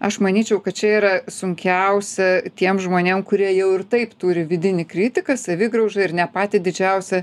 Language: Lithuanian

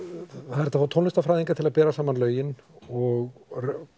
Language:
Icelandic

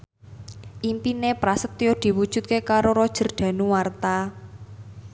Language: Javanese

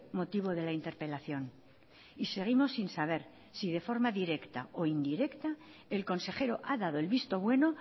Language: Spanish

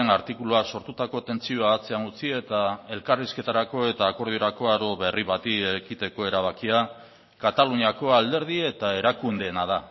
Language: Basque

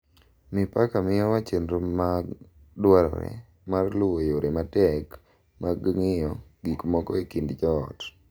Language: Luo (Kenya and Tanzania)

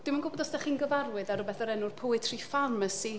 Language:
Welsh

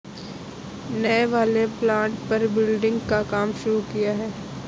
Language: Hindi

